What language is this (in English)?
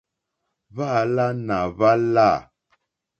Mokpwe